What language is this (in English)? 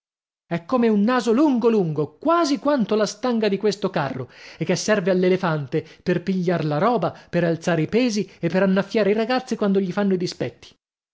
Italian